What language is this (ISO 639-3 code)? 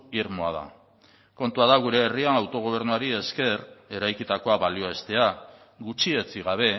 eus